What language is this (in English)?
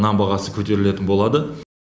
Kazakh